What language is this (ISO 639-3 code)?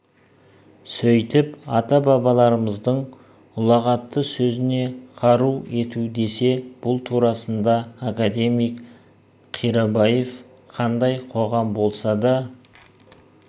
kaz